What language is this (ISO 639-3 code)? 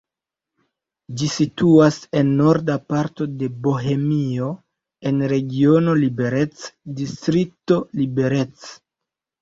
epo